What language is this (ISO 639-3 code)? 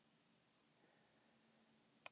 isl